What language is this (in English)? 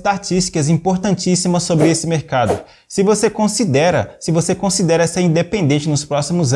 Portuguese